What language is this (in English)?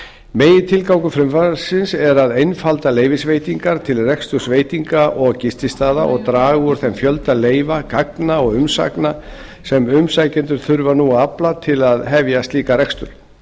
Icelandic